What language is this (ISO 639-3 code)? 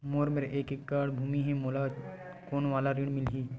hne